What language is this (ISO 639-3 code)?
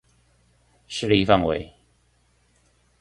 zho